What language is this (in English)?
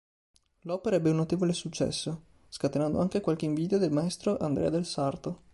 Italian